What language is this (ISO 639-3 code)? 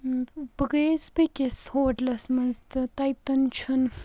kas